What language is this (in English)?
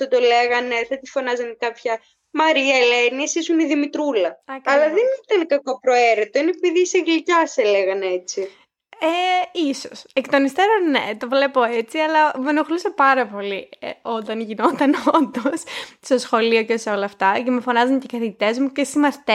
Greek